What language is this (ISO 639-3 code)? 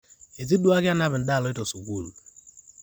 mas